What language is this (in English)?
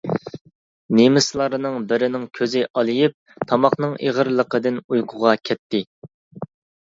Uyghur